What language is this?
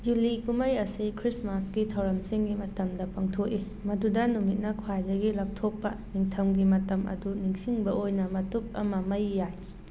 Manipuri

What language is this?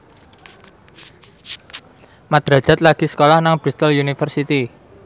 Javanese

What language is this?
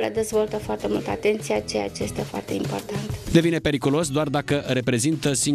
Romanian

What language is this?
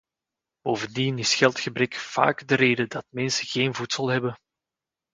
Dutch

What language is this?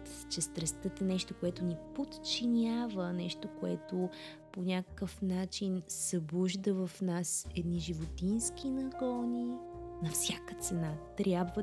Bulgarian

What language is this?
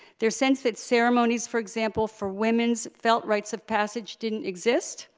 English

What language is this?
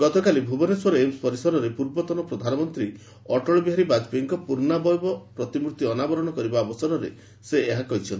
Odia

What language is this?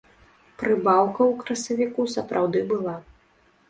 Belarusian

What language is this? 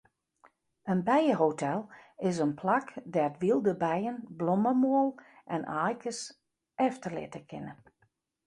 Western Frisian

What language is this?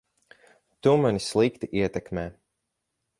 Latvian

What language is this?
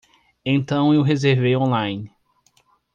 Portuguese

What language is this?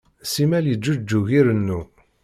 Kabyle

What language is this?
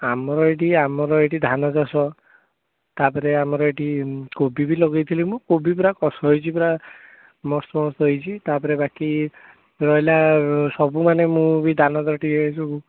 Odia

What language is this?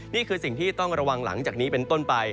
Thai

